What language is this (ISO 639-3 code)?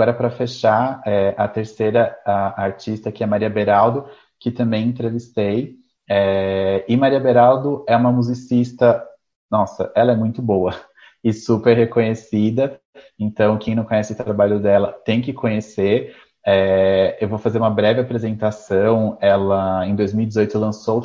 por